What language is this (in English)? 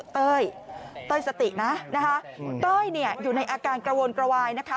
Thai